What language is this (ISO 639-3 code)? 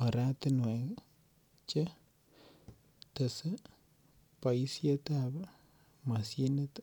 kln